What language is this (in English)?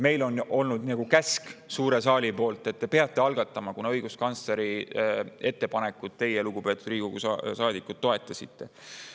Estonian